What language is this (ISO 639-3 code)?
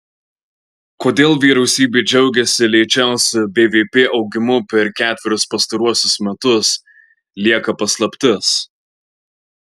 lit